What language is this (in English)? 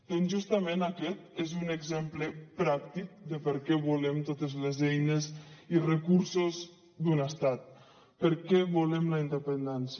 Catalan